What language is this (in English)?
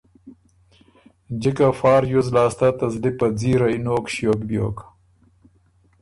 Ormuri